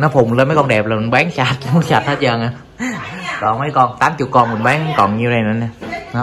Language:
Vietnamese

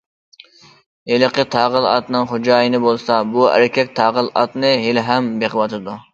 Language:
Uyghur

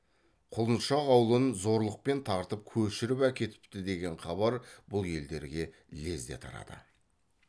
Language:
Kazakh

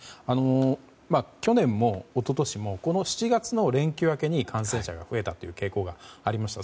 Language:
Japanese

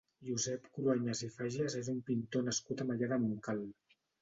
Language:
Catalan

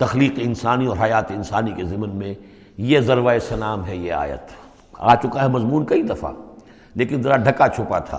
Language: Urdu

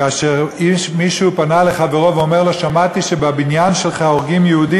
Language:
Hebrew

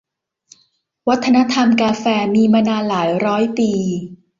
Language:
Thai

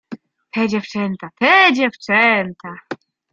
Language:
Polish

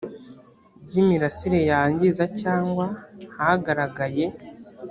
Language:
Kinyarwanda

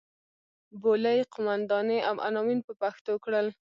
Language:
Pashto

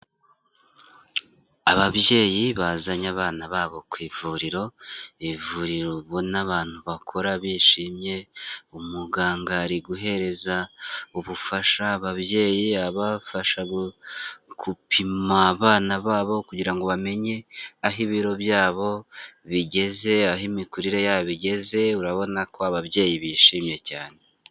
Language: Kinyarwanda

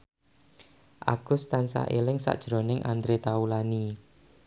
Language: Javanese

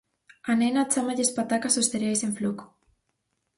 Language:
Galician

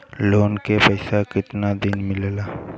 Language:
Bhojpuri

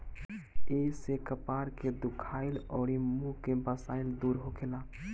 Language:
Bhojpuri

